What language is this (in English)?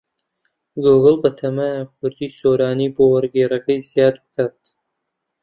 Central Kurdish